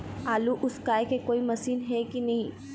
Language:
Chhattisgarhi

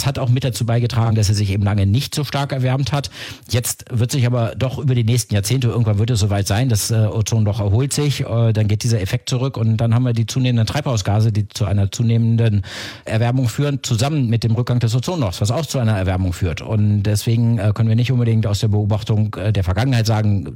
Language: German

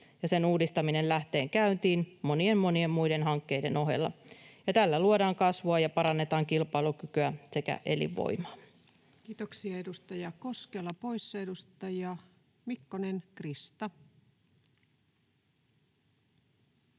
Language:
Finnish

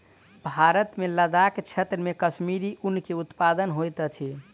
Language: Maithili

